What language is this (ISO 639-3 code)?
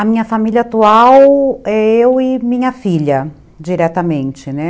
por